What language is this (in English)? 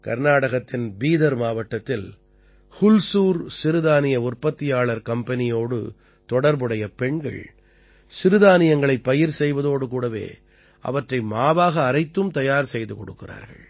Tamil